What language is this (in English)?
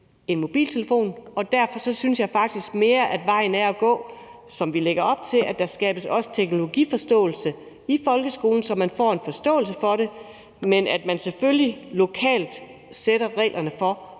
Danish